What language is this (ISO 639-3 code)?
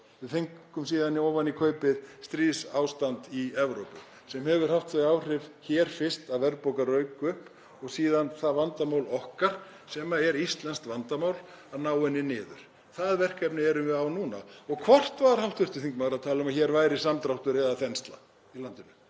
isl